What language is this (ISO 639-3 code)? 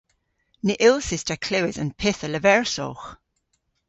cor